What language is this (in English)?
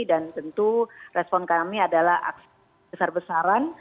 Indonesian